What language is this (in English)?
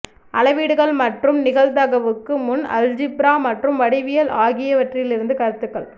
Tamil